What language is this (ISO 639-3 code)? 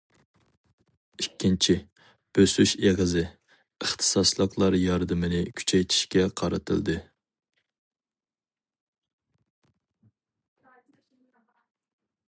uig